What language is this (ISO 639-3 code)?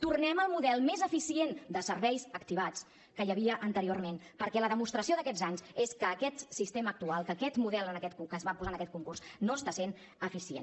cat